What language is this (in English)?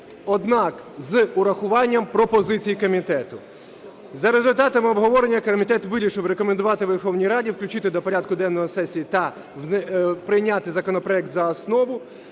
Ukrainian